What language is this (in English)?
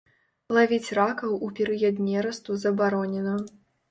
Belarusian